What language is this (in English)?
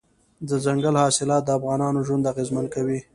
Pashto